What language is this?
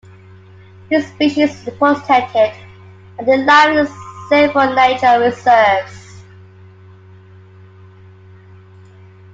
English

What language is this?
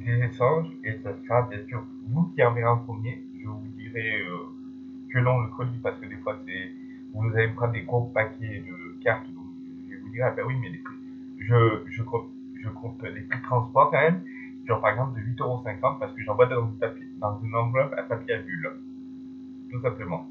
French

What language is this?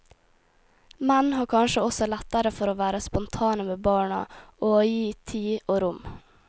Norwegian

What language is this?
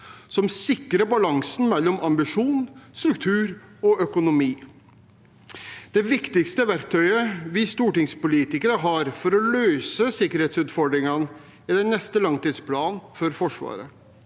Norwegian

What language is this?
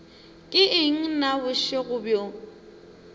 Northern Sotho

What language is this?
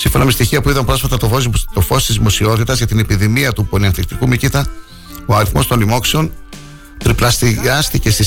Greek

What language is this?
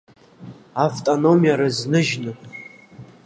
Abkhazian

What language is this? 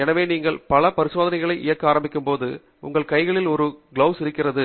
Tamil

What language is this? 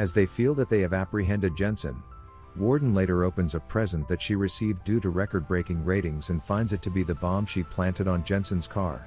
English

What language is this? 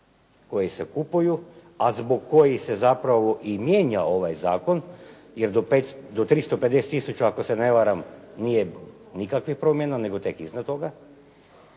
Croatian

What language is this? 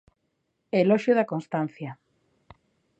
Galician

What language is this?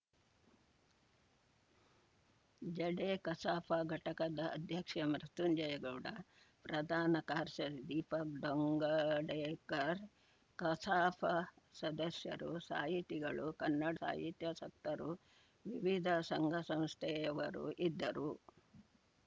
Kannada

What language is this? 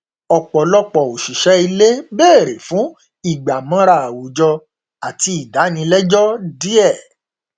Yoruba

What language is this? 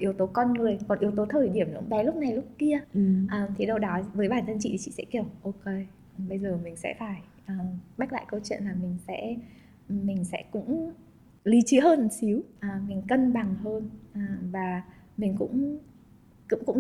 Vietnamese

